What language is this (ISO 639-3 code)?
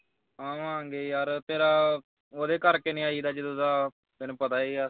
pan